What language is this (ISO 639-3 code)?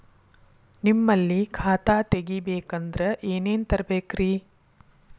kan